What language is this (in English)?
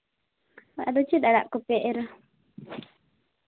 Santali